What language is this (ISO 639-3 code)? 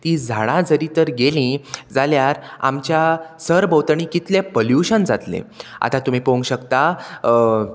kok